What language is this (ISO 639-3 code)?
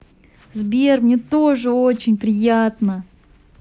rus